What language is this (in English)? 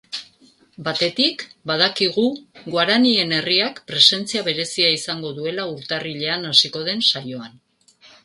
Basque